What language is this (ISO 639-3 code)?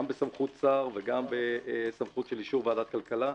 heb